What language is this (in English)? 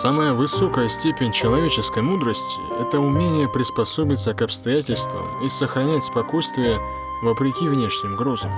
Russian